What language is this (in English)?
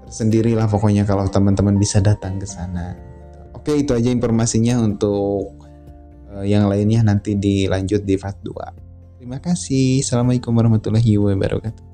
Indonesian